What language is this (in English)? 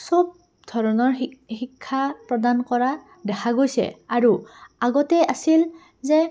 Assamese